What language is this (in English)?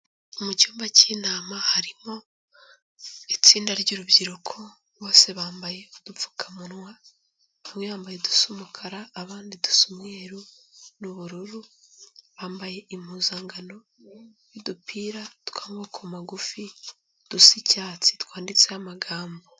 Kinyarwanda